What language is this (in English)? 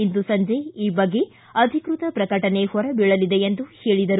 Kannada